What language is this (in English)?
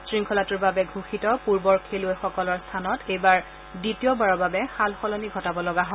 Assamese